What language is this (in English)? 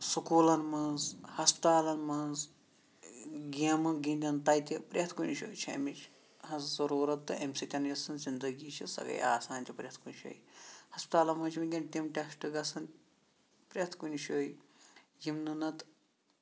Kashmiri